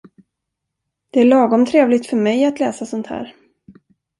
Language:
Swedish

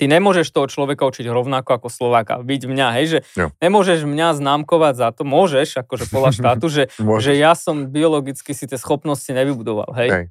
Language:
Slovak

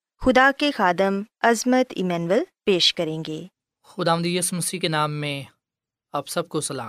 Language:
Urdu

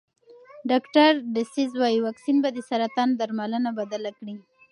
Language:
Pashto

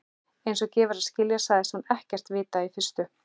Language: Icelandic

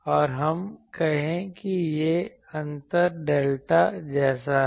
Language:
Hindi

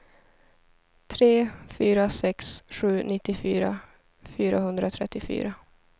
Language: Swedish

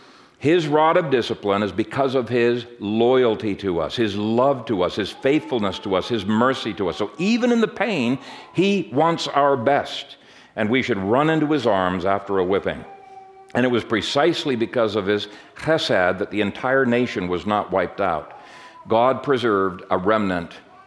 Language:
English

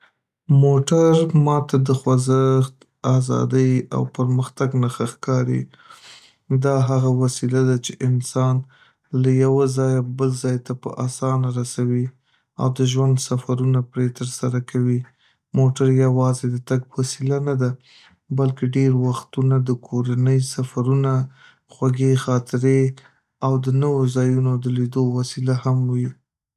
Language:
Pashto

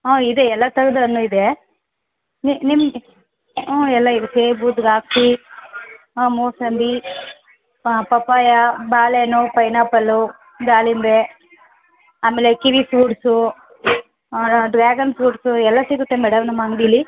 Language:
Kannada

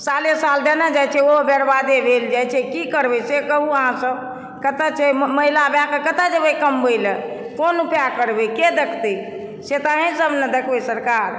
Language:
Maithili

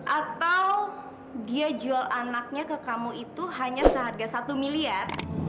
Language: Indonesian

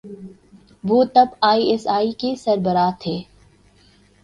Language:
Urdu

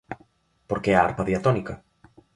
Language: Galician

